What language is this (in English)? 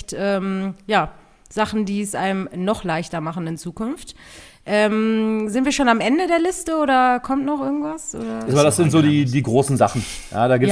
German